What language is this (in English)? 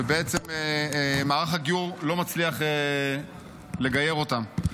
Hebrew